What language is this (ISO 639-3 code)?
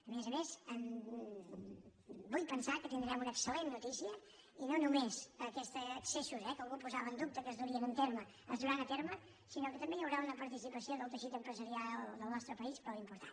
cat